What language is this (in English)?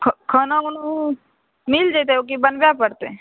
Maithili